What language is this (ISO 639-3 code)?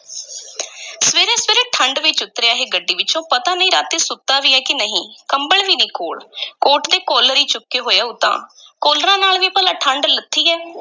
pan